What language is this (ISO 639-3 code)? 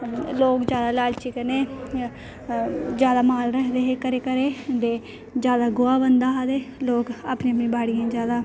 doi